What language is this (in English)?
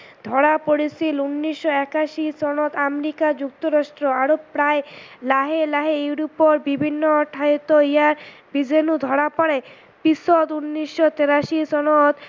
Assamese